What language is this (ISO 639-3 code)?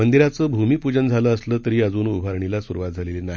mar